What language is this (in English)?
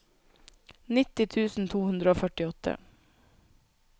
Norwegian